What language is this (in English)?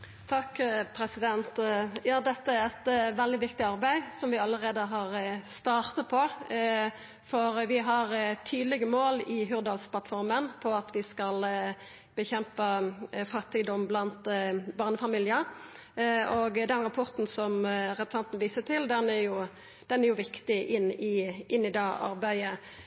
Norwegian Nynorsk